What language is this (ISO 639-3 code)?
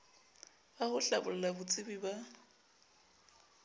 sot